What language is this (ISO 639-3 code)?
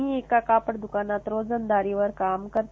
mar